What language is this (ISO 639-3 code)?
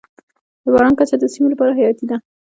pus